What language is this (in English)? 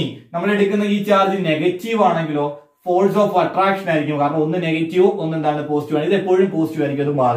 Turkish